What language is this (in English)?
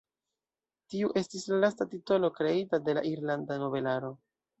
Esperanto